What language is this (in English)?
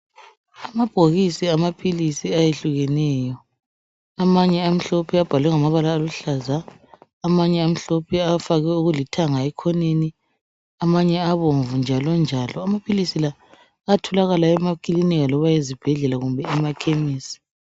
North Ndebele